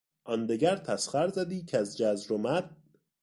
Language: Persian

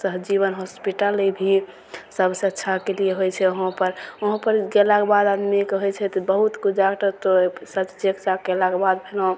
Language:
Maithili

